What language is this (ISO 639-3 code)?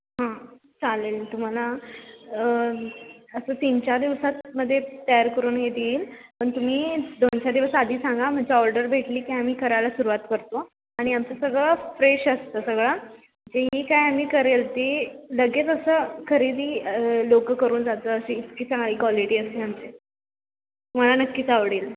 mar